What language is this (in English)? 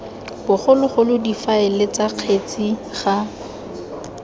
Tswana